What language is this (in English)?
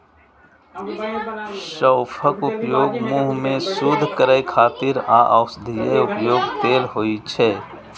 Maithili